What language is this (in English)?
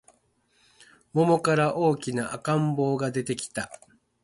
Japanese